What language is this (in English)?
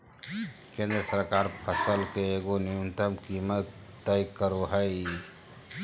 Magahi